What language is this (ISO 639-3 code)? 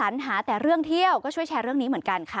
tha